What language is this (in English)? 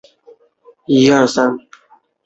Chinese